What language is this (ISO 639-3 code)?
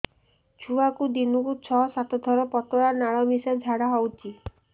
ori